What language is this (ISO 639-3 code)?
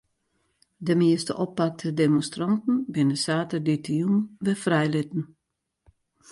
fry